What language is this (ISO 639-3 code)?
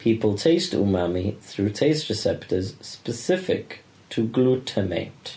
eng